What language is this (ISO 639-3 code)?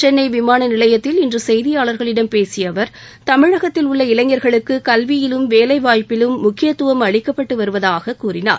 tam